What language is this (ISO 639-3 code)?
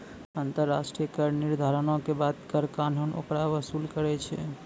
mai